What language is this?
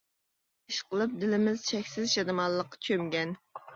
Uyghur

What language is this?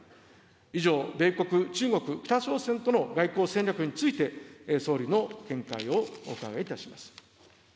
Japanese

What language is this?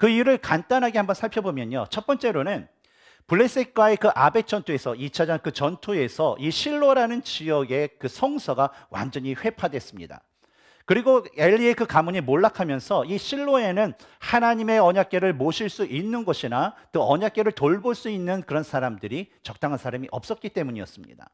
Korean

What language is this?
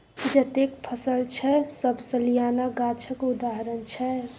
Maithili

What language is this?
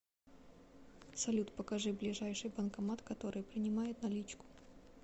Russian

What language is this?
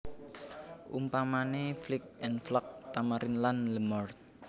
Javanese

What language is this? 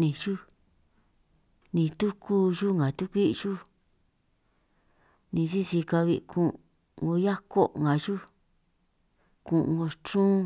San Martín Itunyoso Triqui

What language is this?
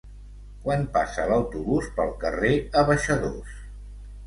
Catalan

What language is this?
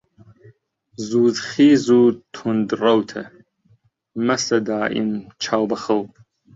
Central Kurdish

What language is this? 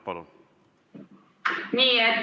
Estonian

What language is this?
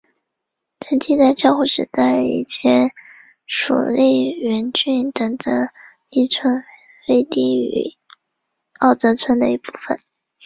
Chinese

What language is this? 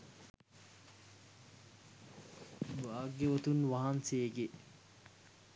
Sinhala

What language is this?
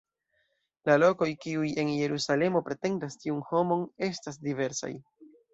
Esperanto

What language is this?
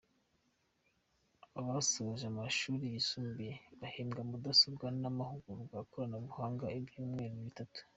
Kinyarwanda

